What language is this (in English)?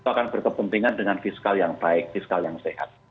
Indonesian